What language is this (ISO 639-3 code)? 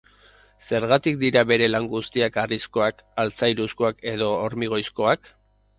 eus